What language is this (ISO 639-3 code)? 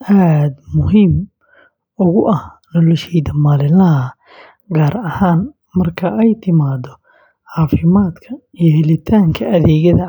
som